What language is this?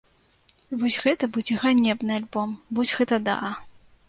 Belarusian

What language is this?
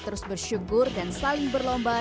Indonesian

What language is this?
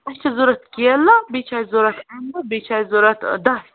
Kashmiri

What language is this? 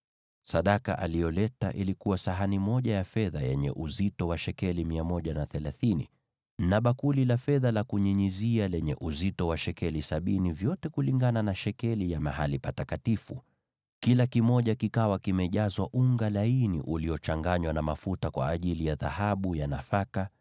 Swahili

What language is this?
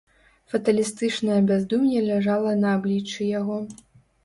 Belarusian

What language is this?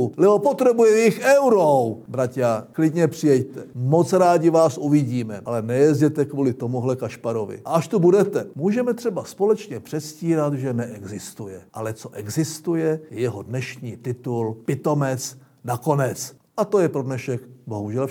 Czech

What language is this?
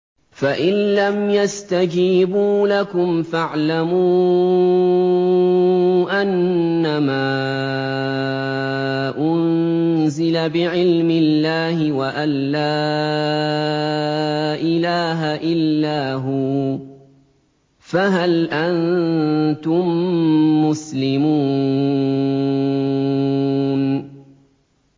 Arabic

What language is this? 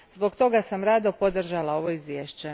Croatian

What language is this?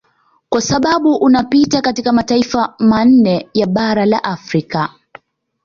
Swahili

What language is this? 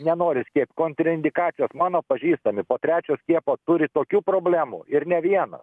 Lithuanian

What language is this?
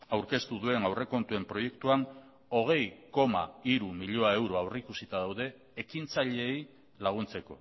Basque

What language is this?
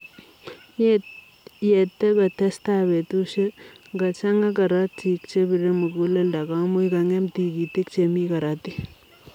Kalenjin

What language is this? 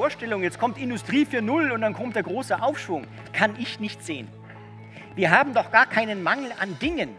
German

